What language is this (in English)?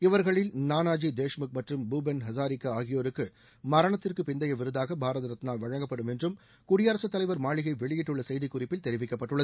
Tamil